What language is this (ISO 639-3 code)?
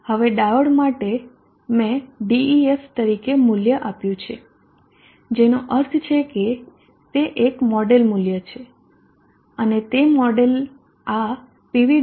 guj